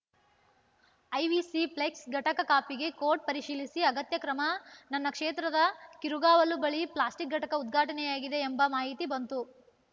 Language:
Kannada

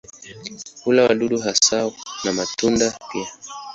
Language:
Swahili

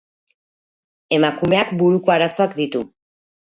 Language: Basque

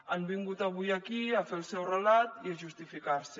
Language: Catalan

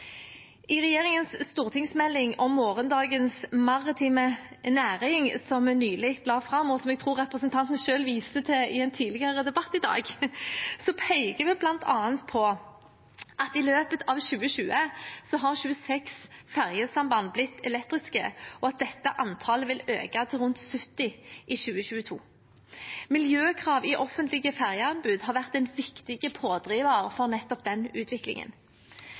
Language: Norwegian Bokmål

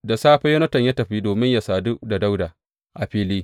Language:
Hausa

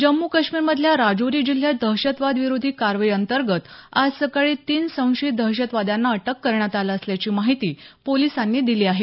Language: Marathi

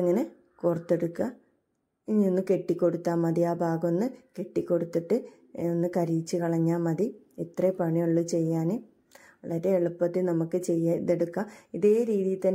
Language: Malayalam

